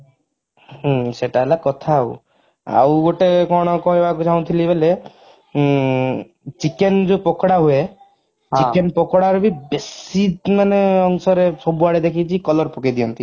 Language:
Odia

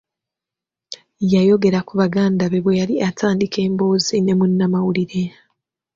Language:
Ganda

